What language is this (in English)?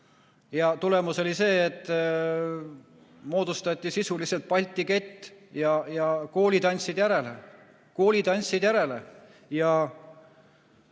Estonian